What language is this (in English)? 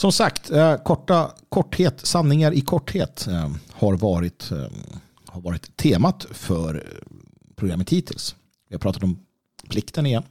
Swedish